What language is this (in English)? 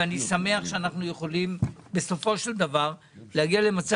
Hebrew